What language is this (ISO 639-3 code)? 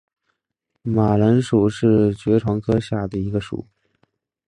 zho